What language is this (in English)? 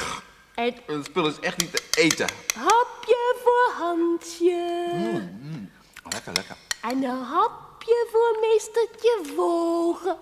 Dutch